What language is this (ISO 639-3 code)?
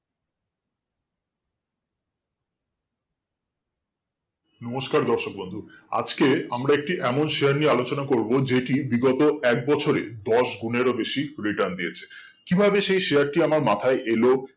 ben